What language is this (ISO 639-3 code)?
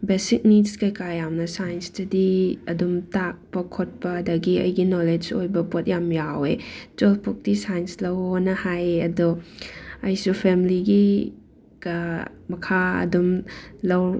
mni